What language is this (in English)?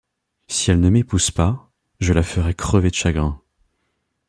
French